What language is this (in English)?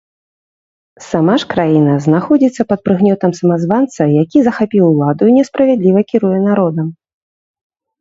Belarusian